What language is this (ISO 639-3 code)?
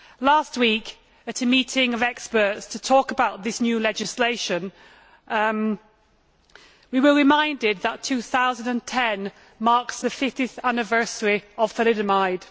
eng